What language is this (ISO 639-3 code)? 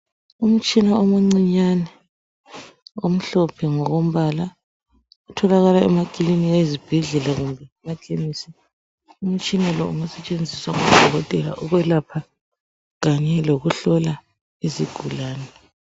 nde